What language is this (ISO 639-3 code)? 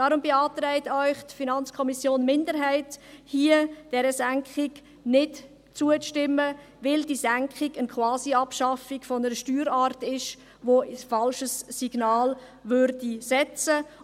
gsw